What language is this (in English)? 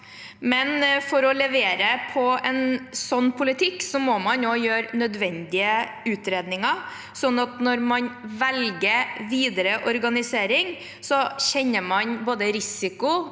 Norwegian